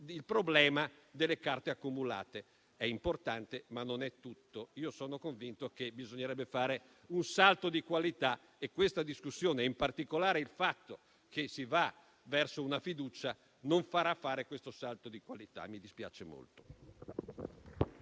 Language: Italian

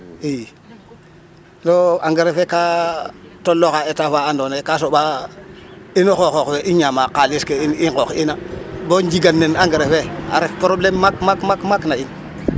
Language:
Serer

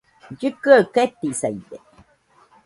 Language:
Nüpode Huitoto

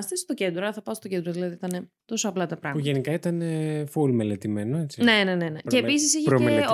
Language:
Greek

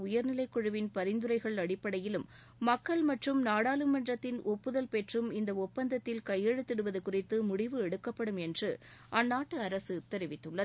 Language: Tamil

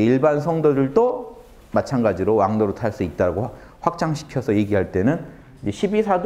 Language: Korean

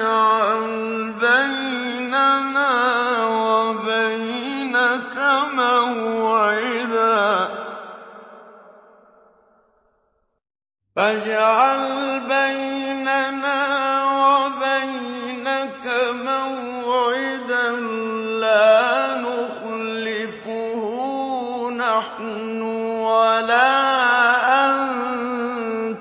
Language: Arabic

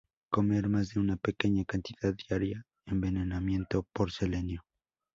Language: Spanish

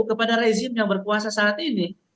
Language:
Indonesian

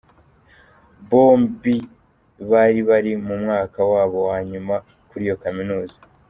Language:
Kinyarwanda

